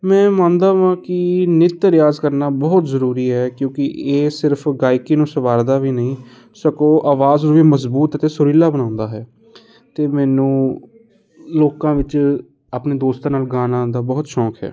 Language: Punjabi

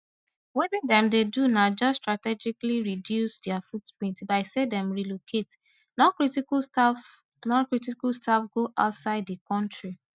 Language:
Nigerian Pidgin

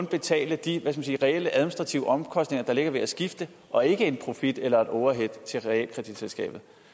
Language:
Danish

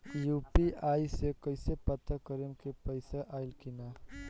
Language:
Bhojpuri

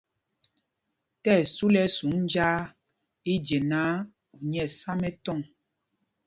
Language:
Mpumpong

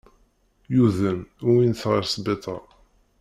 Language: Kabyle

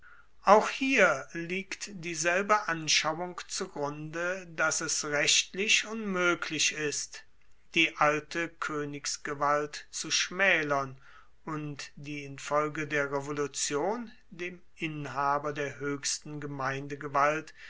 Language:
German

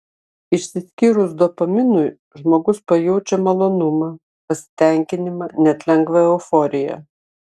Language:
Lithuanian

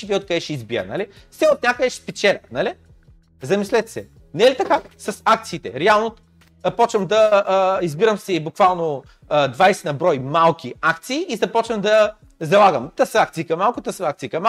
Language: Bulgarian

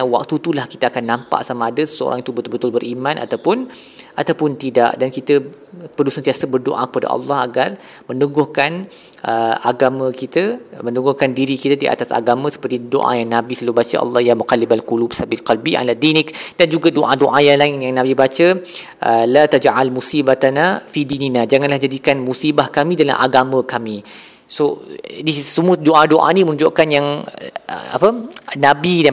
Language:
Malay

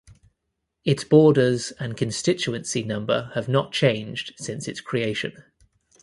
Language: English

